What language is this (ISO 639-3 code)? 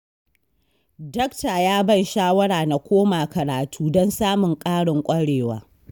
hau